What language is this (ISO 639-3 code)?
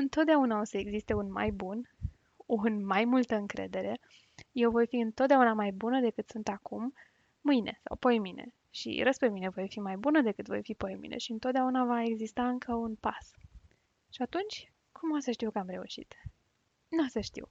ron